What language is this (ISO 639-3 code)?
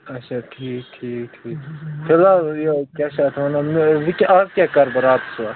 kas